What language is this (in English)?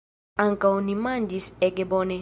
Esperanto